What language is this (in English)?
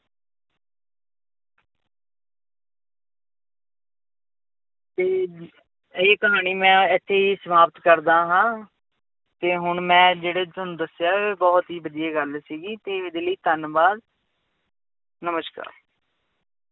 Punjabi